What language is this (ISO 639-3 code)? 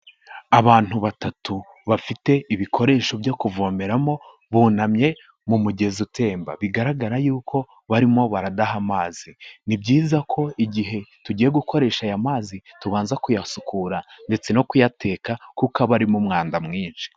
kin